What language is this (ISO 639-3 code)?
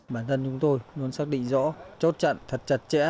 vie